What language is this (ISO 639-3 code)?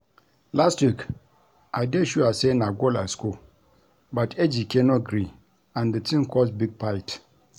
pcm